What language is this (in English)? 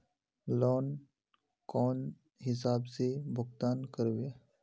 Magahi